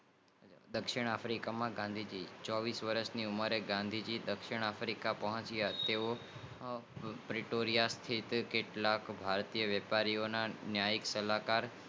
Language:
Gujarati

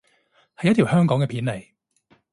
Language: Cantonese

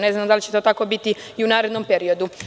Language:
Serbian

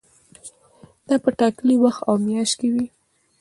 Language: Pashto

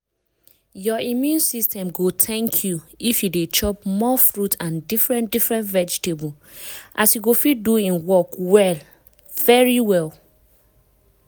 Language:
Nigerian Pidgin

